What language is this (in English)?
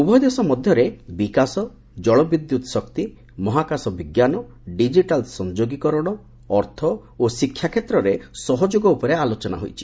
Odia